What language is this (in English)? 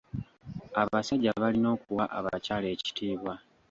Ganda